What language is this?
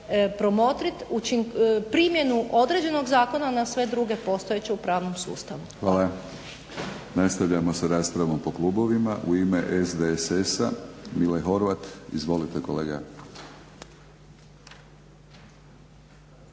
Croatian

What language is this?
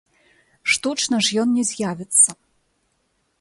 Belarusian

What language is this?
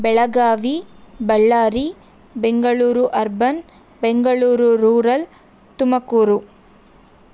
Kannada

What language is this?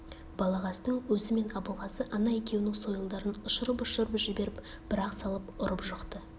Kazakh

